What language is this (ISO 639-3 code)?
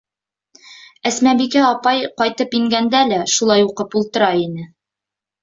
bak